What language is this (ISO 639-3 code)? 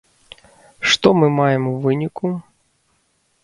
bel